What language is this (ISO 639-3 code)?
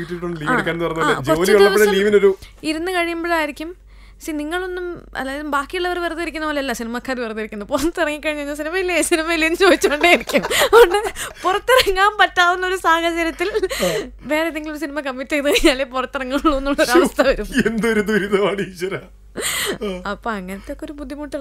mal